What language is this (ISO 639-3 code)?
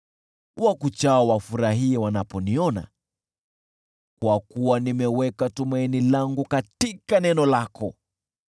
swa